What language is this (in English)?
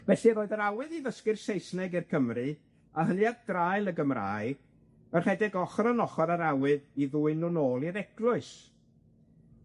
Welsh